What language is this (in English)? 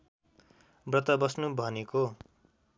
Nepali